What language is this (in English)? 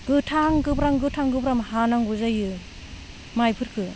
Bodo